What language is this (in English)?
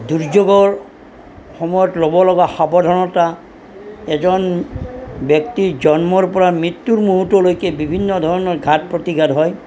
Assamese